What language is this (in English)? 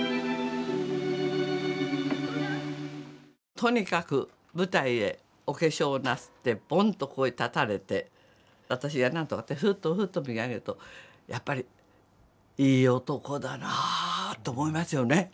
Japanese